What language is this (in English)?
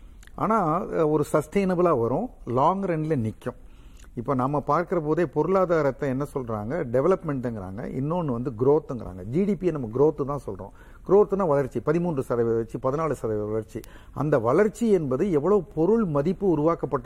Tamil